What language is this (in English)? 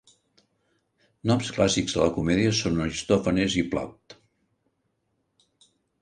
Catalan